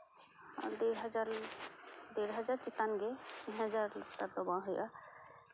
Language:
Santali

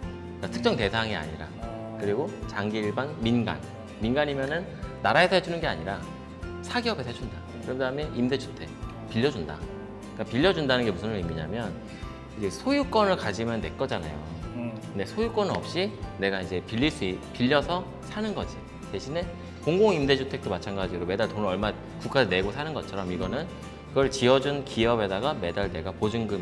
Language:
Korean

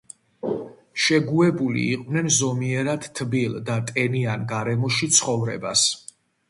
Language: Georgian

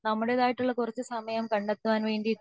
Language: Malayalam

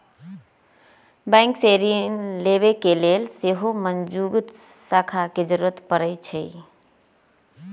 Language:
Magahi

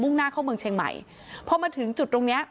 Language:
Thai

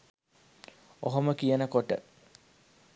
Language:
Sinhala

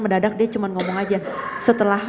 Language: Indonesian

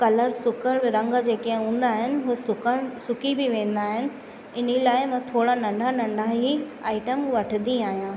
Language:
Sindhi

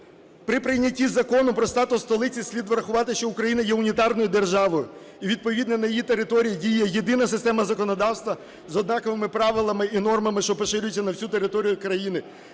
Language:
Ukrainian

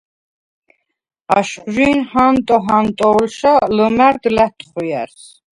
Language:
Svan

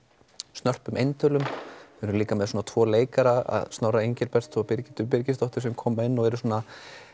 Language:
Icelandic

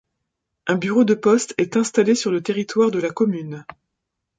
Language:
French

